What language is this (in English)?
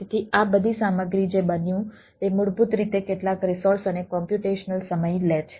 Gujarati